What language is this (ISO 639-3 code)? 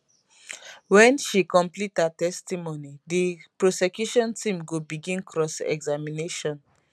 pcm